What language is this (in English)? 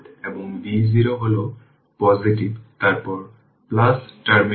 Bangla